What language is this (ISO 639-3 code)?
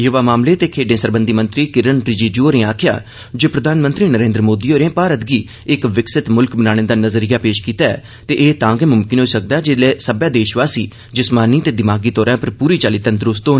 doi